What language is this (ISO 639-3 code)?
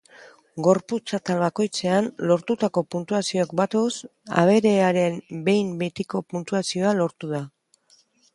eus